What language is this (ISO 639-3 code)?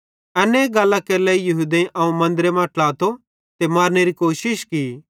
bhd